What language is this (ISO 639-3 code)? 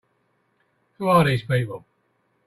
eng